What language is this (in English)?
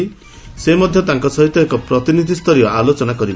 Odia